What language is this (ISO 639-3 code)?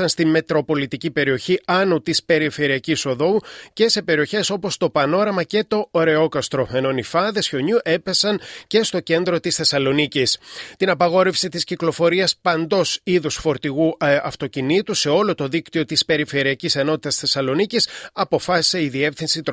ell